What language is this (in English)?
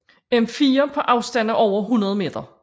Danish